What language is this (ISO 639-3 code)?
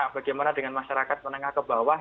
ind